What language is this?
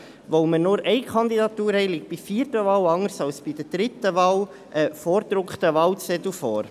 Swiss German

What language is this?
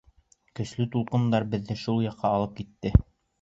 Bashkir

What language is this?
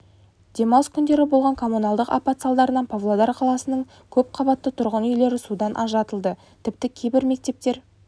Kazakh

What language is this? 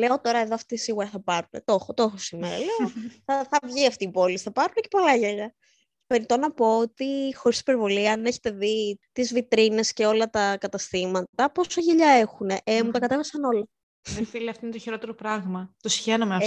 Greek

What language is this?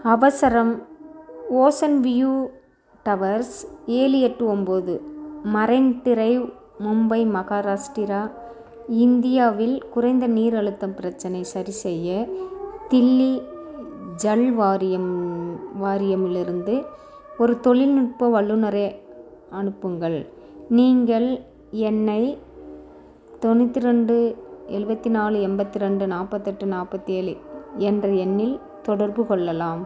Tamil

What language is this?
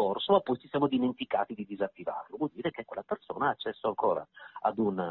Italian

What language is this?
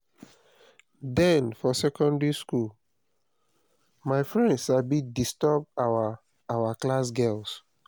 Nigerian Pidgin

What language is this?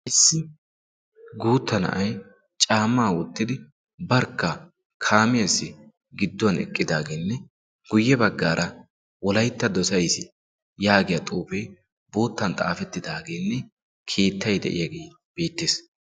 Wolaytta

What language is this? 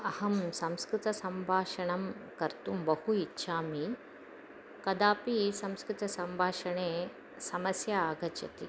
Sanskrit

